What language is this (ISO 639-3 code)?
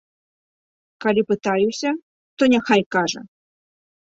bel